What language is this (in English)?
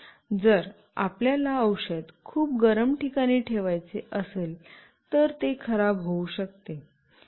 Marathi